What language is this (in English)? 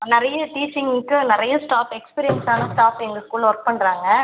Tamil